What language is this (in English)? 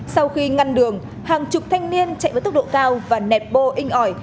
Vietnamese